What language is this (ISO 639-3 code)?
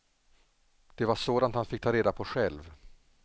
swe